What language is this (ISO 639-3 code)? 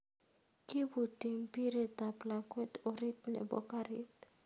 kln